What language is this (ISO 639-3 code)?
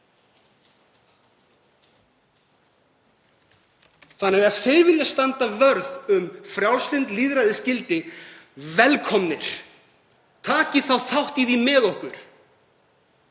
isl